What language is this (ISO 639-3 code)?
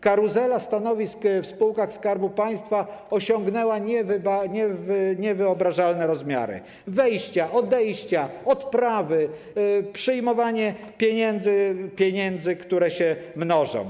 pol